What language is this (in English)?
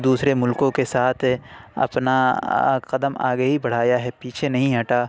Urdu